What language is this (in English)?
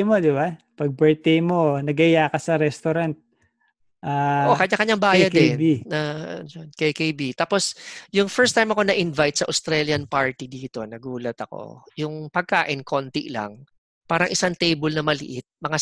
Filipino